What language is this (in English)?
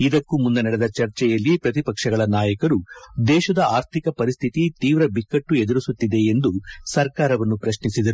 Kannada